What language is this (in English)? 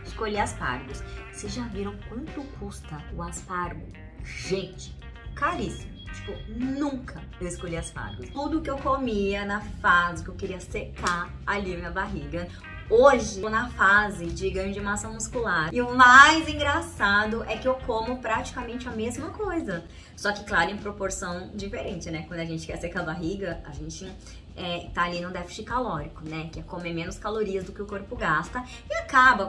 Portuguese